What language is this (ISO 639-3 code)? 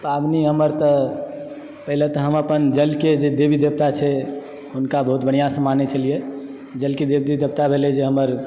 mai